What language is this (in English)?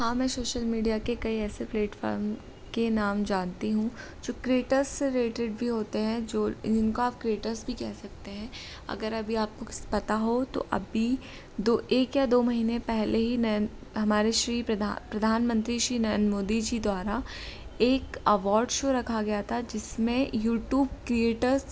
Hindi